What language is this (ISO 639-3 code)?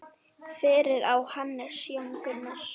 isl